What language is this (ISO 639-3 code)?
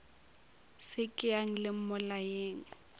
nso